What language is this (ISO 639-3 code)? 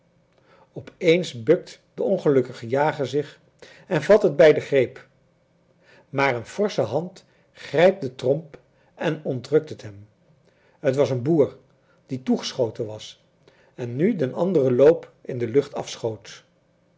nld